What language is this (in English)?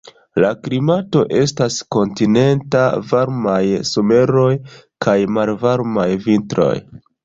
Esperanto